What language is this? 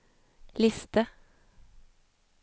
Norwegian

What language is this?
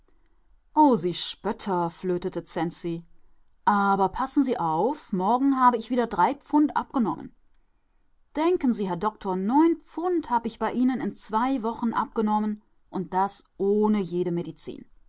German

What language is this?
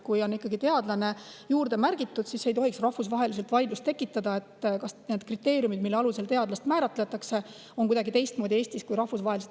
Estonian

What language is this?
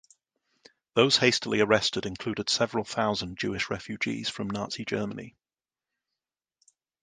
English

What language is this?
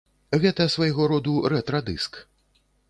Belarusian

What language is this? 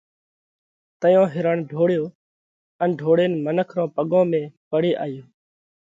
Parkari Koli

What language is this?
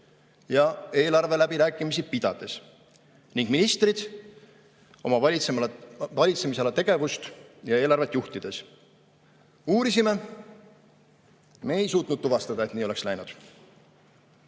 Estonian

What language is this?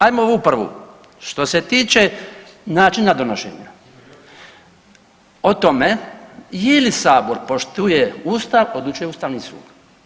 Croatian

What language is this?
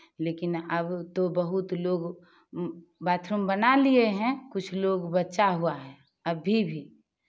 Hindi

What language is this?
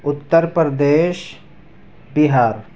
Urdu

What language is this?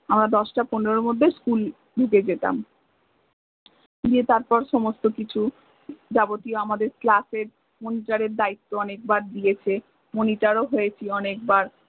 Bangla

